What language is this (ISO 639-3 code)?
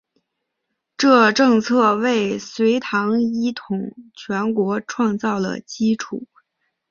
zho